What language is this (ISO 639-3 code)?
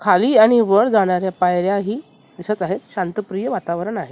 mar